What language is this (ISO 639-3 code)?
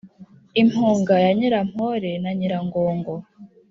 kin